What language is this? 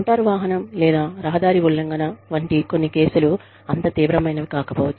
Telugu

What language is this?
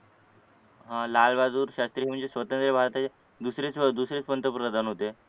Marathi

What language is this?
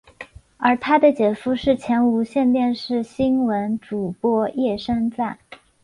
Chinese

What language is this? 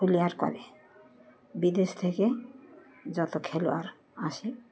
Bangla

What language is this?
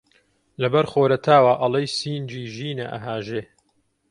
Central Kurdish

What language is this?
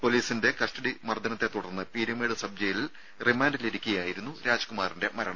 Malayalam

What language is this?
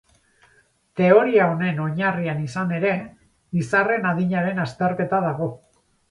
Basque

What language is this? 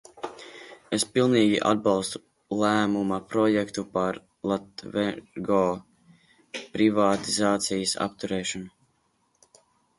Latvian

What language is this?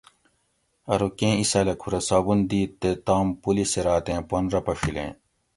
Gawri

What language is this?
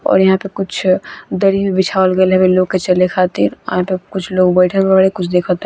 Bhojpuri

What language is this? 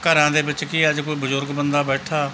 Punjabi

